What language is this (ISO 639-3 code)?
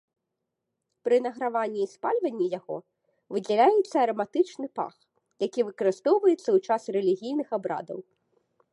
bel